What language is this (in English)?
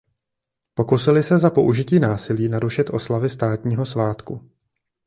Czech